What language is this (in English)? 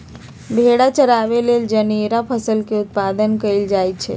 Magahi